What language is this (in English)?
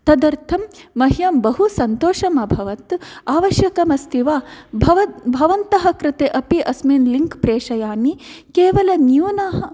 Sanskrit